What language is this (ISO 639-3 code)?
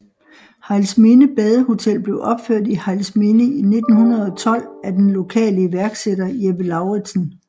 dan